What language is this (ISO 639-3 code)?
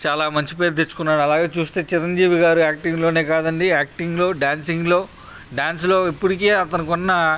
tel